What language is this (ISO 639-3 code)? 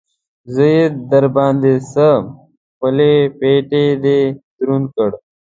pus